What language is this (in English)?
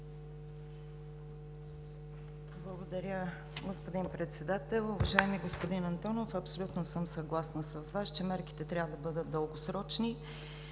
Bulgarian